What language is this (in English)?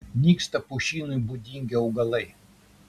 Lithuanian